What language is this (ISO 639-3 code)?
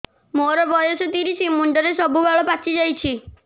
ori